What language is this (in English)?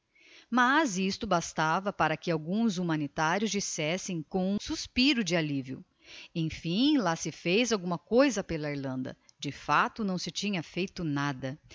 Portuguese